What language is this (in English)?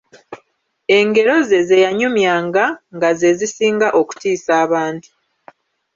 Ganda